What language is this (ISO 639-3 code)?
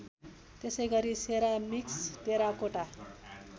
nep